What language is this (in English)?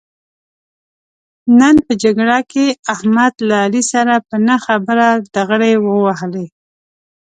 Pashto